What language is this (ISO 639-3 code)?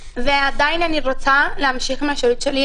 heb